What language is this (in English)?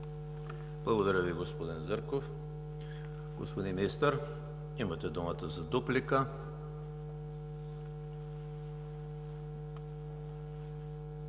Bulgarian